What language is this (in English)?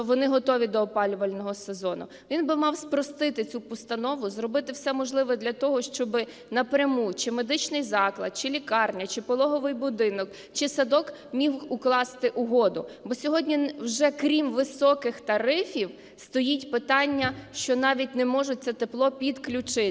Ukrainian